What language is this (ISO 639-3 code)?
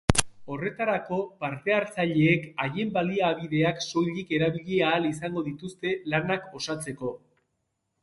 eus